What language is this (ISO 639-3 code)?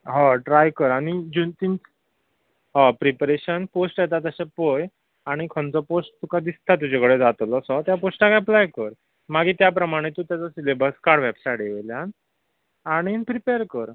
kok